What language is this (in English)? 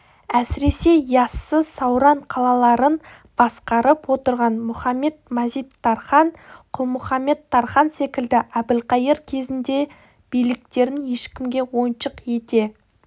Kazakh